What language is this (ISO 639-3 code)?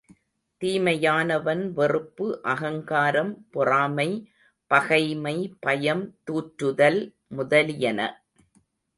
tam